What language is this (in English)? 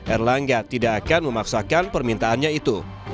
Indonesian